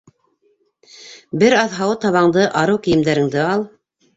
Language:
Bashkir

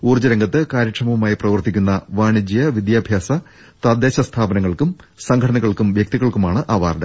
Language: Malayalam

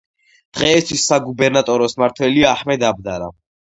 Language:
Georgian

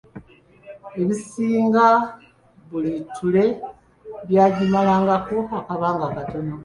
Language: Ganda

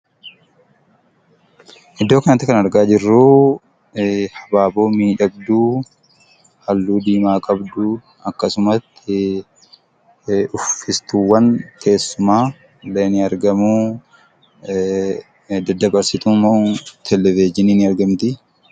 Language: Oromo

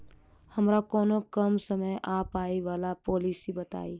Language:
Maithili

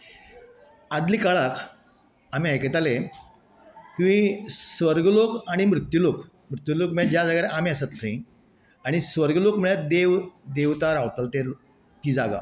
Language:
Konkani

